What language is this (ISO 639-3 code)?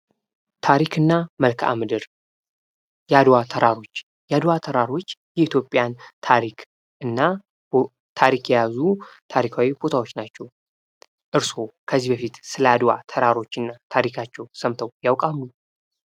amh